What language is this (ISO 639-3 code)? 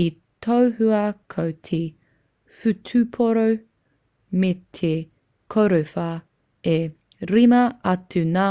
mri